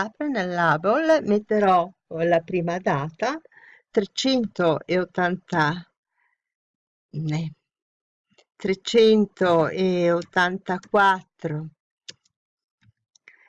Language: Italian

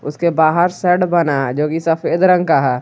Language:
Hindi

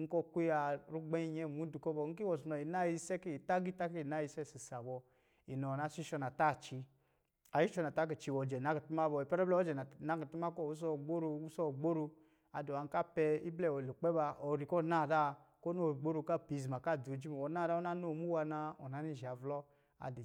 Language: Lijili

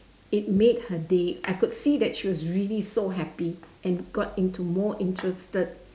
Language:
English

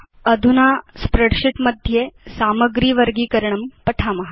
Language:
Sanskrit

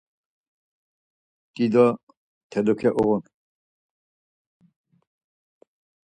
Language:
Laz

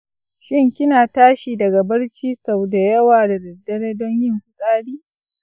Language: Hausa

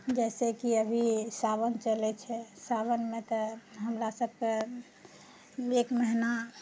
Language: Maithili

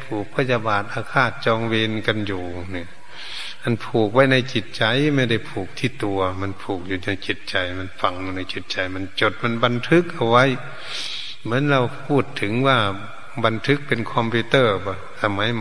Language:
Thai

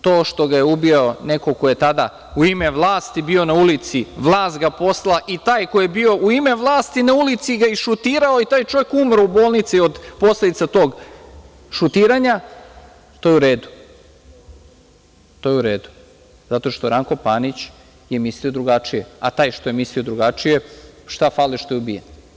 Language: Serbian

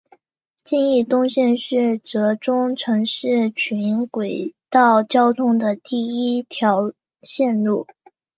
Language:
Chinese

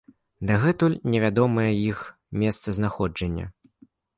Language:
Belarusian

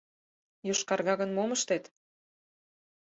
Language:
Mari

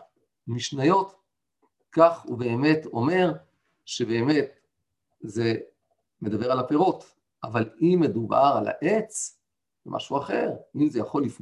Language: Hebrew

